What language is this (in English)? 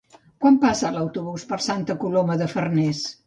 Catalan